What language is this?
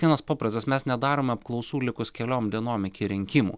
Lithuanian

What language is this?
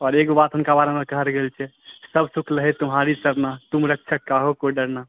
Maithili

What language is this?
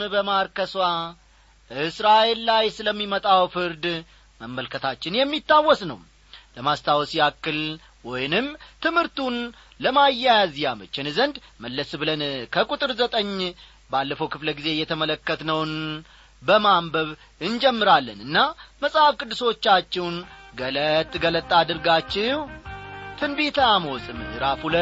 Amharic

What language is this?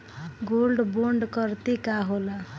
Bhojpuri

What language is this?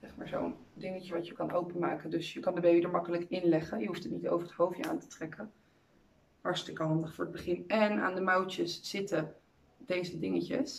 Dutch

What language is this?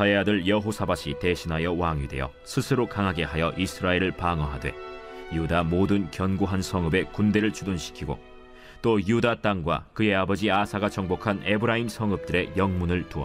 Korean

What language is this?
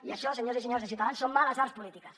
Catalan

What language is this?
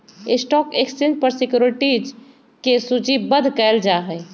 Magahi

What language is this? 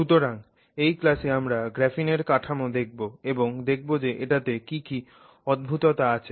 Bangla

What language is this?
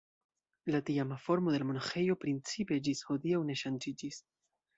Esperanto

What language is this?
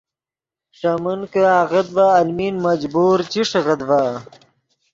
Yidgha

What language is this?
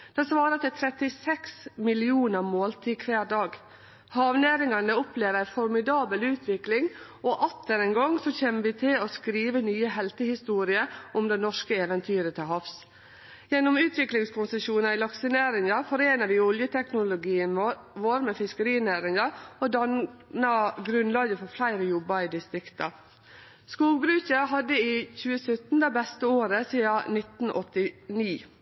Norwegian Nynorsk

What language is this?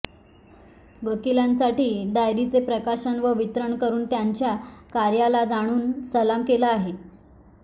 Marathi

